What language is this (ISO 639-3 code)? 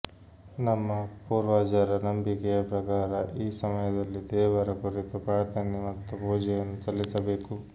kan